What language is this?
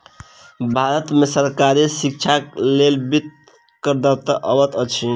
Maithili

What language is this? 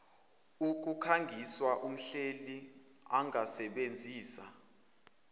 Zulu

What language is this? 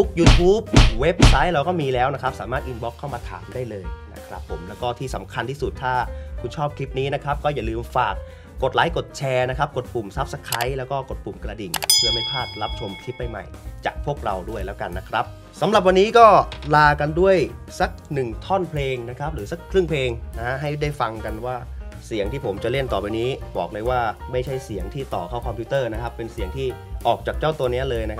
Thai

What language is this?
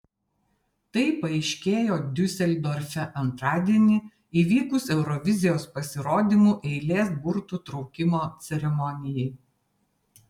Lithuanian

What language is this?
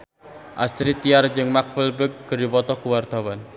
Sundanese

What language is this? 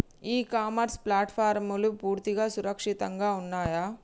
Telugu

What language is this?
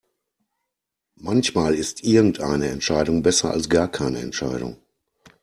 German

